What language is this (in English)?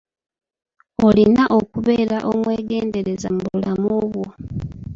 Ganda